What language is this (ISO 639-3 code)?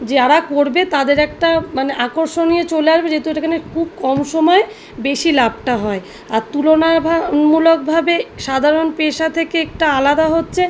ben